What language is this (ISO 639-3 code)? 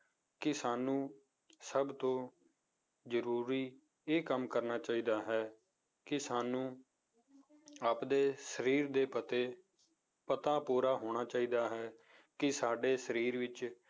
pan